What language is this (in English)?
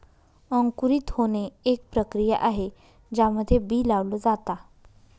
Marathi